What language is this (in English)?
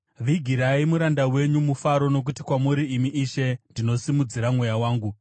Shona